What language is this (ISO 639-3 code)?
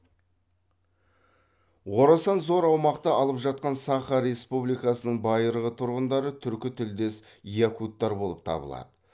kaz